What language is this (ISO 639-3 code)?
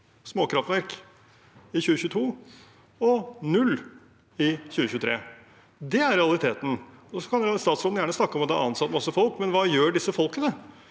nor